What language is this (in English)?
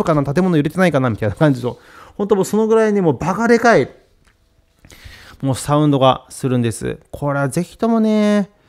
Japanese